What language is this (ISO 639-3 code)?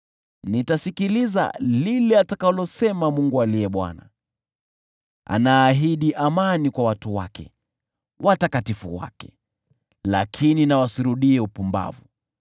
swa